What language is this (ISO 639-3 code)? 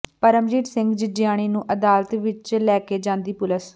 pan